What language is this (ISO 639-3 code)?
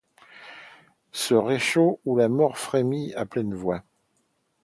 fra